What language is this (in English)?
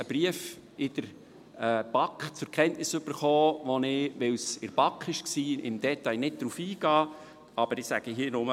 Swiss German